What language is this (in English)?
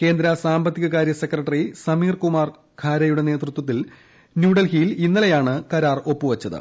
Malayalam